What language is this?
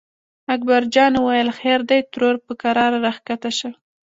Pashto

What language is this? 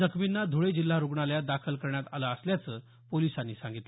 Marathi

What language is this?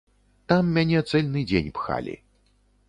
Belarusian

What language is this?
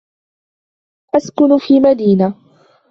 Arabic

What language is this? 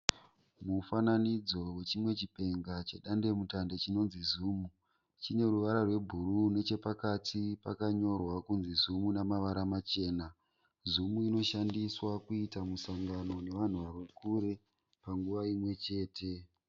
Shona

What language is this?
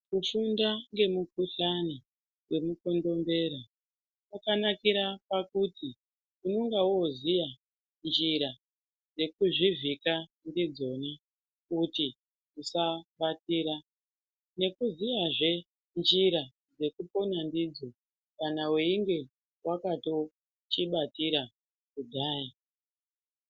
Ndau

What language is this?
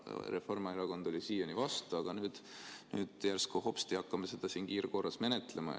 Estonian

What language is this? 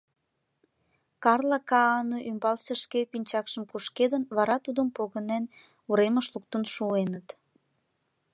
Mari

